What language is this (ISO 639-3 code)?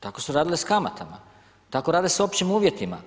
hrv